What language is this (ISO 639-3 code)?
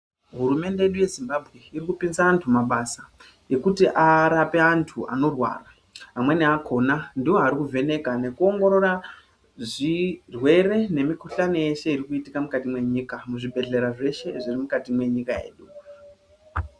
ndc